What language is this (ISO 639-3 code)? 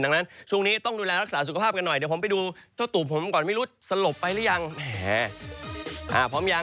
tha